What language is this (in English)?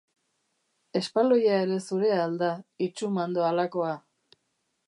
Basque